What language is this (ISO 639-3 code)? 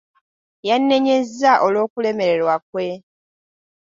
lug